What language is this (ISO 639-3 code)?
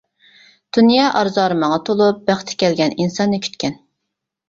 uig